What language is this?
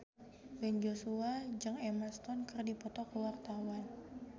Sundanese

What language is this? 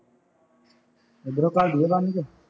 Punjabi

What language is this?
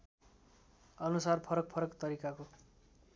Nepali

